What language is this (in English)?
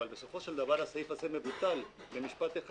Hebrew